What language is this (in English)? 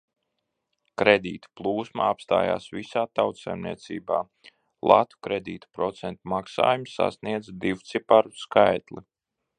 Latvian